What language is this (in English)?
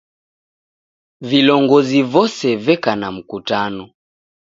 Taita